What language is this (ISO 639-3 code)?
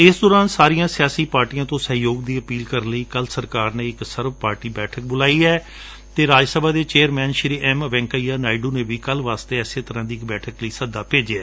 pan